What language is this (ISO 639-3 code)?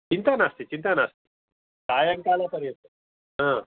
san